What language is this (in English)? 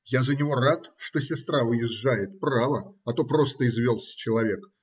Russian